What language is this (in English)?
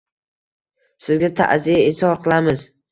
Uzbek